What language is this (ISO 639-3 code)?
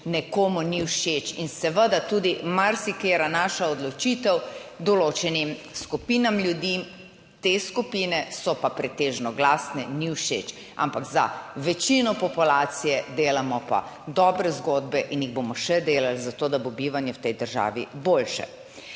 slv